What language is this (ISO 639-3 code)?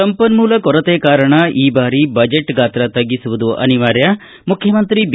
kan